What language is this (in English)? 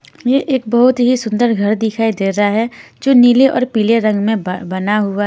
Hindi